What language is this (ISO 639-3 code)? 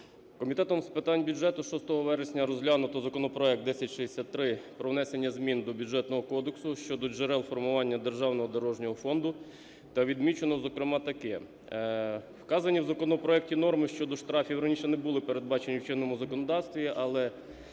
ukr